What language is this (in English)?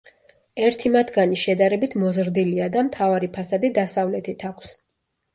Georgian